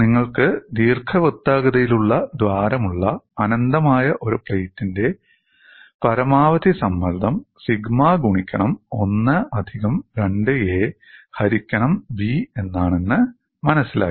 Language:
Malayalam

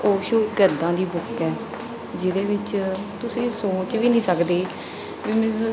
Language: Punjabi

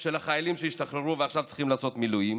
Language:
Hebrew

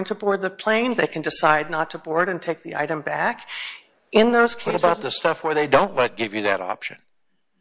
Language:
English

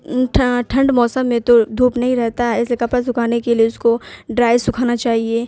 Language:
Urdu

